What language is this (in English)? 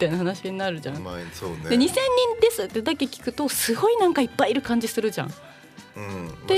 Japanese